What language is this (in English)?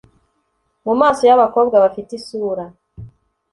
Kinyarwanda